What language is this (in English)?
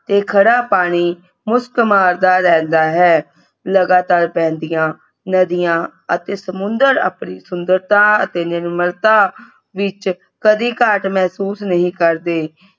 Punjabi